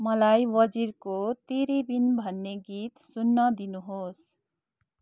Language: Nepali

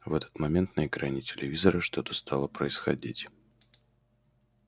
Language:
Russian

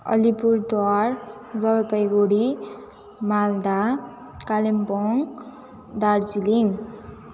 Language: Nepali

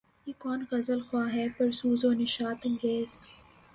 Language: Urdu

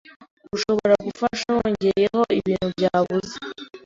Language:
Kinyarwanda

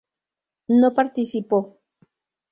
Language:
Spanish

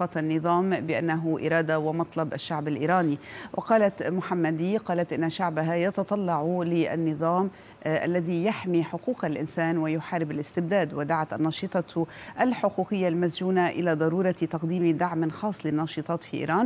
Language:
Arabic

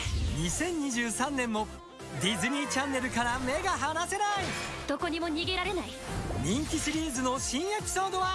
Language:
Japanese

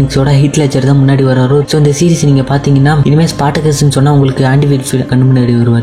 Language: Malayalam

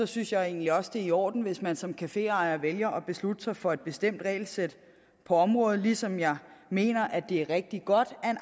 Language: Danish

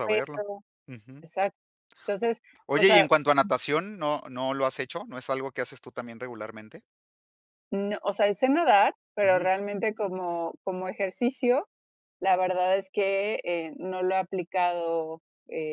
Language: Spanish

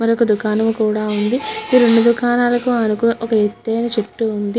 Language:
Telugu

